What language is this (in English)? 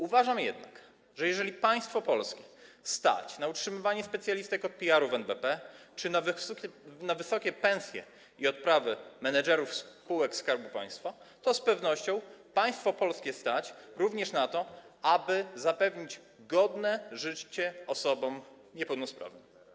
Polish